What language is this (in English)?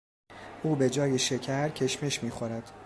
Persian